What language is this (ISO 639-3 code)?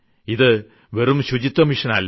mal